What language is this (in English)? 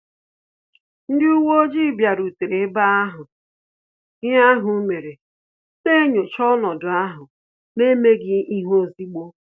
Igbo